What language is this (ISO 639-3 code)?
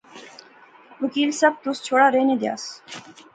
phr